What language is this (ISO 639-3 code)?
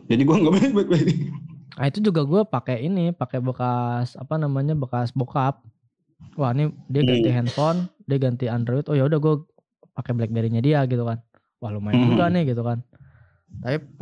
ind